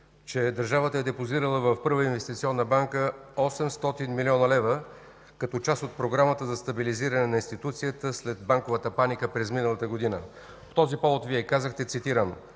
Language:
Bulgarian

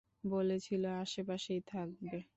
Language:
Bangla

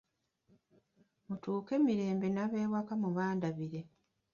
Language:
Ganda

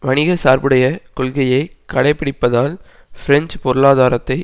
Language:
Tamil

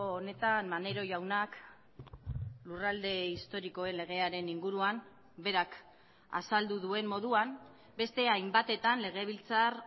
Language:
Basque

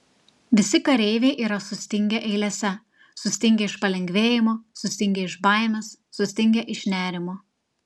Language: Lithuanian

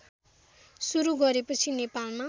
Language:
Nepali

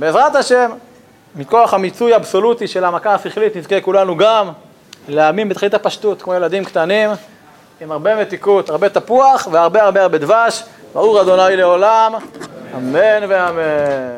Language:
Hebrew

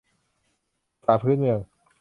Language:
Thai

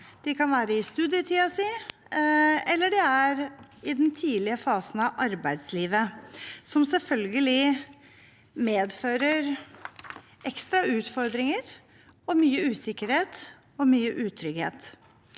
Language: Norwegian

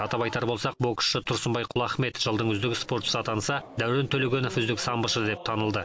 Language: Kazakh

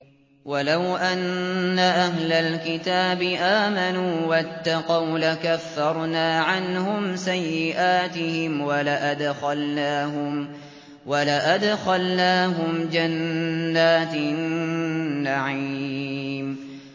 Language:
Arabic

